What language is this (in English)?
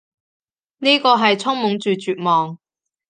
Cantonese